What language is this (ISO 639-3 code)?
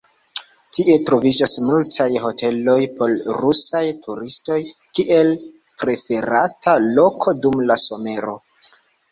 epo